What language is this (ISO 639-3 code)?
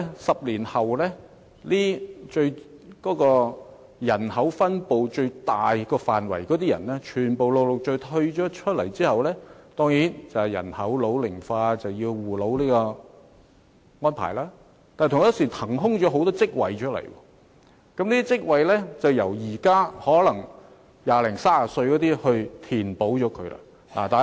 yue